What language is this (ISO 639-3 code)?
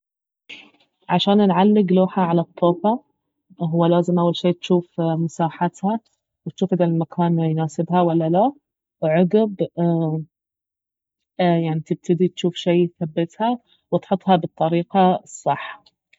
abv